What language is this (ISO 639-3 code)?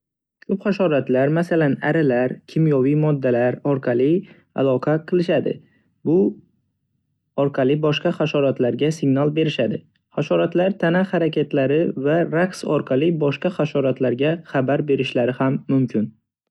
uzb